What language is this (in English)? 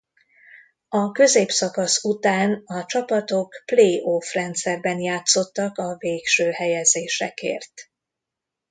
Hungarian